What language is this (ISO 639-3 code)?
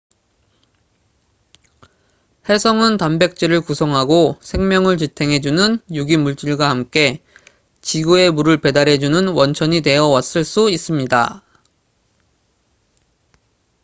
kor